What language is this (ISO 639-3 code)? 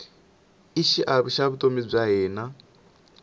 tso